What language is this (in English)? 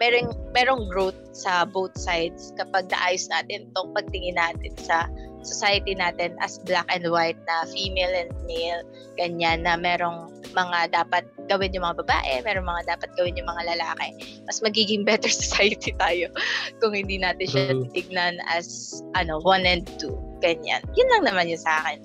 Filipino